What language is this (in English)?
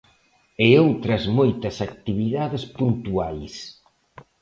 Galician